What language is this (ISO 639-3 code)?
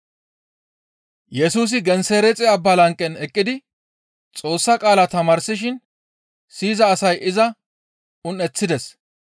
gmv